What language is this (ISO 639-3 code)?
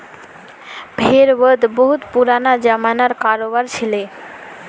mag